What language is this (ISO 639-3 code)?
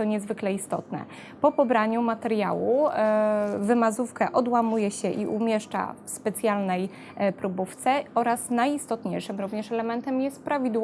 pol